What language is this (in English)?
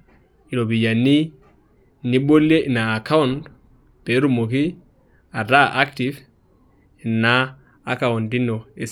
Masai